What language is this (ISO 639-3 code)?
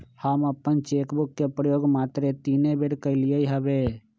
mag